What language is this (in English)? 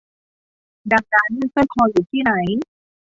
Thai